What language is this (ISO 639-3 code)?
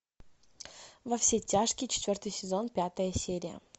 rus